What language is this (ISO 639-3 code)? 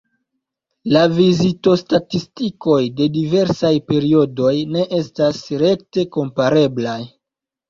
epo